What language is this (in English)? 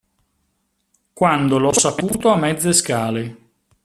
Italian